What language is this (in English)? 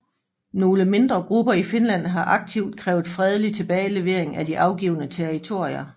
Danish